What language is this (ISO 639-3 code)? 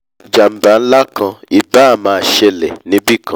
yor